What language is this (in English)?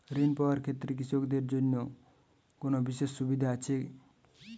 Bangla